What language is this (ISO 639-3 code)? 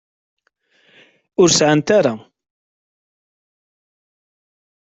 kab